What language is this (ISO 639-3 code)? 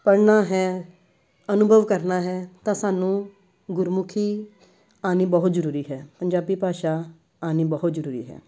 pan